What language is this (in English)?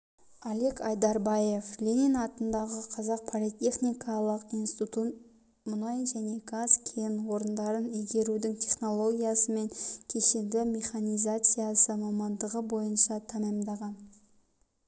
Kazakh